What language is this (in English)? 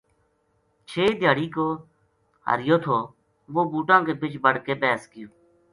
Gujari